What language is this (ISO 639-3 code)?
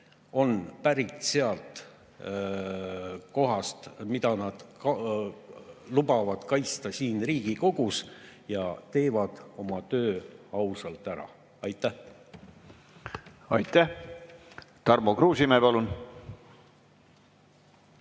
est